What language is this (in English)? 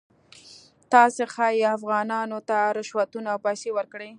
Pashto